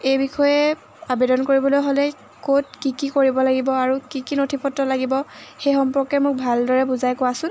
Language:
Assamese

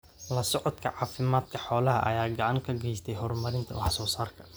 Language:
Somali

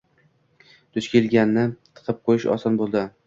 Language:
Uzbek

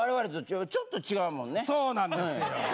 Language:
Japanese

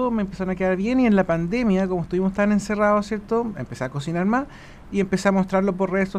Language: Spanish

